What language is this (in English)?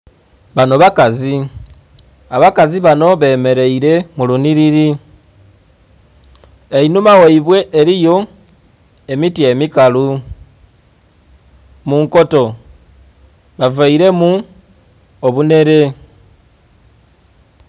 Soga